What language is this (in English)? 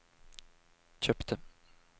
Norwegian